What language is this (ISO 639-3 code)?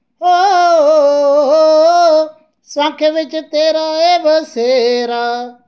doi